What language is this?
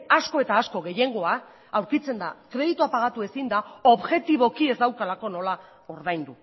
Basque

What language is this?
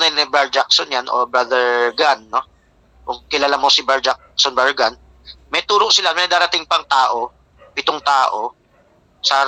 Filipino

